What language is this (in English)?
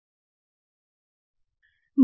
Telugu